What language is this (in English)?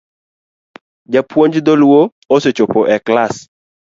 Luo (Kenya and Tanzania)